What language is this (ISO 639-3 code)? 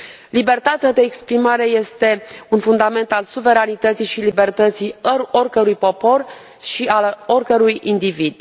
ron